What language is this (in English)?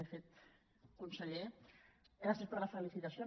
Catalan